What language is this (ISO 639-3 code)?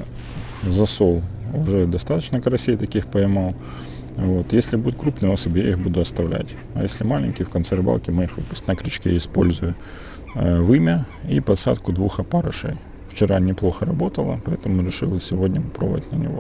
rus